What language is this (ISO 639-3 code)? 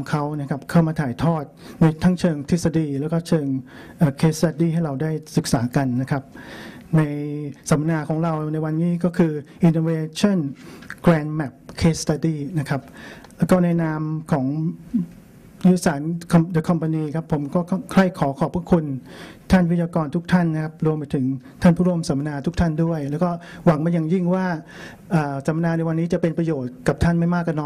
tha